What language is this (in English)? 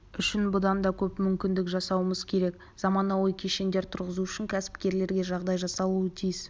Kazakh